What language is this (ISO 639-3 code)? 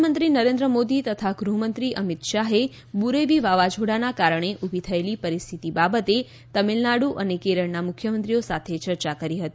guj